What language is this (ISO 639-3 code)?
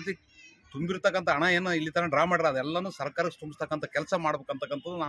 hin